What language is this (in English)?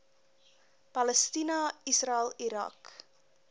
Afrikaans